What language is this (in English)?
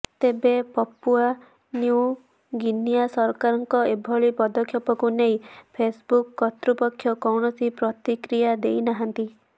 Odia